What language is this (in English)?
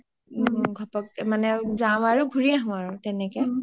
Assamese